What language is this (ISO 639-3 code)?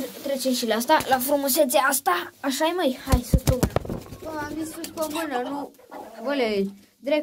ron